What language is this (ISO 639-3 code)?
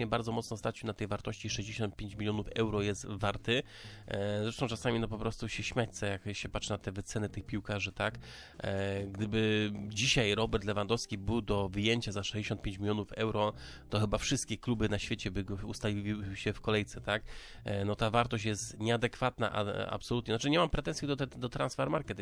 pol